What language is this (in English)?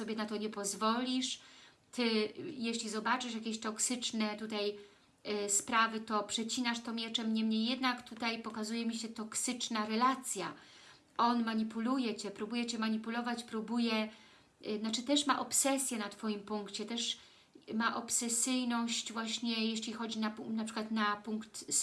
Polish